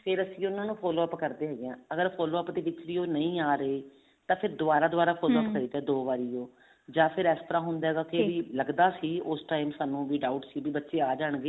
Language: Punjabi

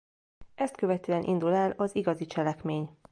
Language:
Hungarian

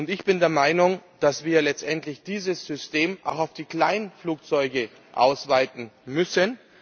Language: German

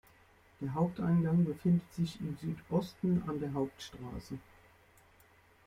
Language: German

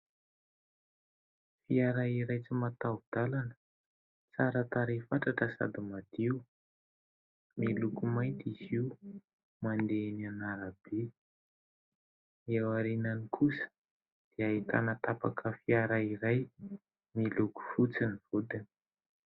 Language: Malagasy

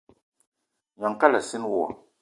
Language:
Eton (Cameroon)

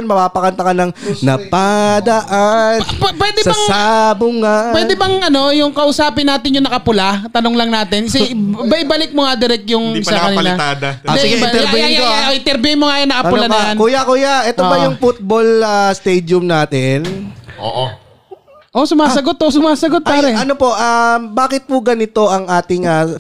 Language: Filipino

